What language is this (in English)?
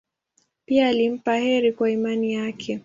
Swahili